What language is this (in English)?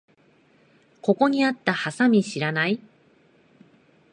Japanese